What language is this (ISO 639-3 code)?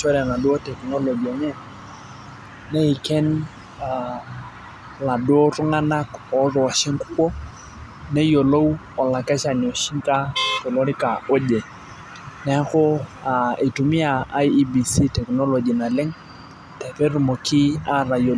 mas